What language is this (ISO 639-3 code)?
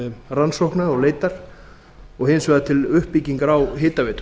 isl